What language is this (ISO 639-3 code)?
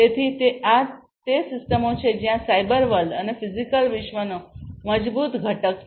guj